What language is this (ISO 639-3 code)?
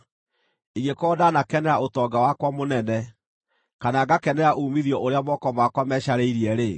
kik